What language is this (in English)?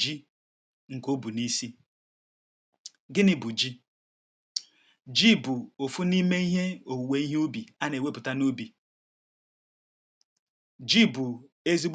Igbo